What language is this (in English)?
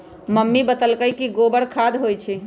Magahi